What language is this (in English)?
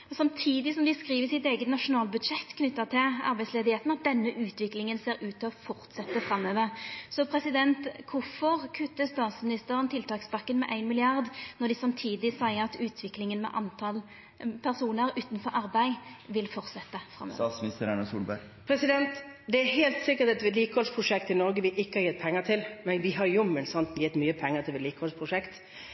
Norwegian